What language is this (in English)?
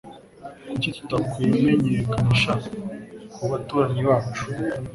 Kinyarwanda